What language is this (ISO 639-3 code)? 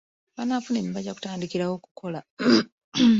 lug